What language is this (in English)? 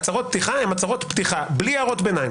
Hebrew